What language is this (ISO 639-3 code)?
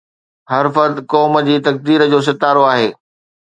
snd